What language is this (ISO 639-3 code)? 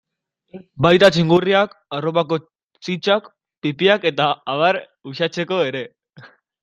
eus